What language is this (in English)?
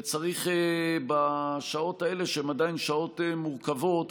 Hebrew